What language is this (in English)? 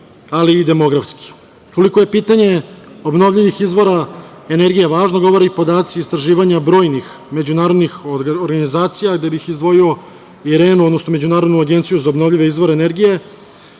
Serbian